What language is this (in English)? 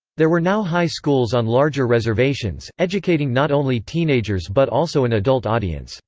English